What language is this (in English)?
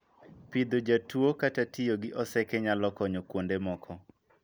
Luo (Kenya and Tanzania)